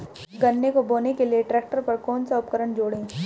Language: Hindi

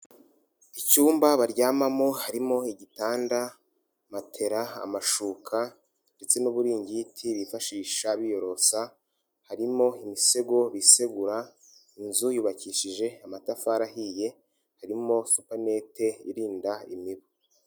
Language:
Kinyarwanda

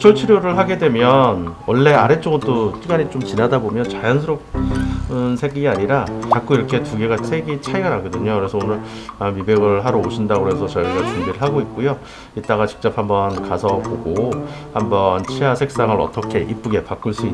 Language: Korean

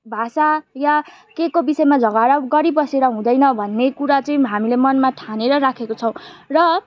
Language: Nepali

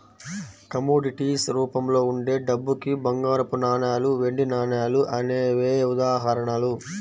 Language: Telugu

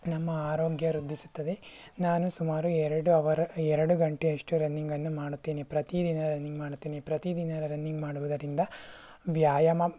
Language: Kannada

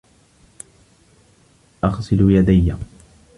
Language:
Arabic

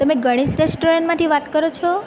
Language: Gujarati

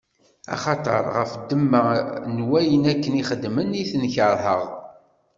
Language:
Kabyle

